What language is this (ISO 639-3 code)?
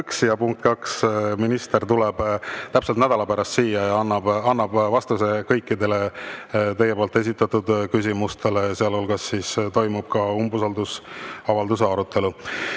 est